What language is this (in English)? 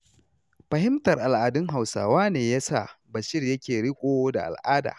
Hausa